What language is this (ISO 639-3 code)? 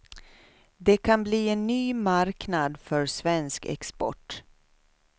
swe